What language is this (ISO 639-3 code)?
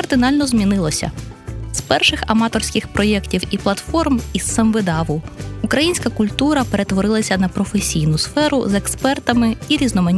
ukr